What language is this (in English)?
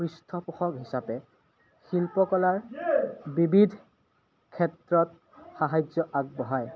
Assamese